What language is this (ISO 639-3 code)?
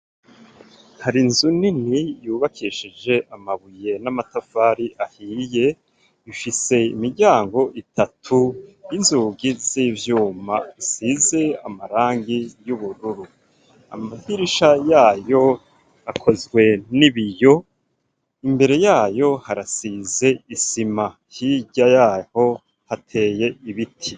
run